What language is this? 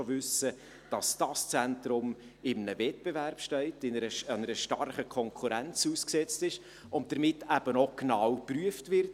Swiss German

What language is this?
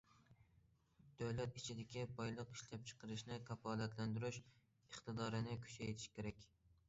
Uyghur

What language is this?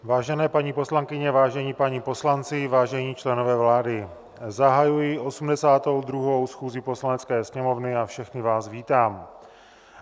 Czech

